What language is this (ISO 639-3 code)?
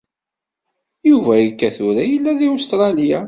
kab